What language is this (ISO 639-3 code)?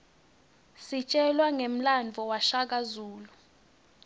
ssw